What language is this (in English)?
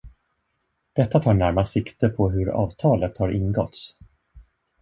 Swedish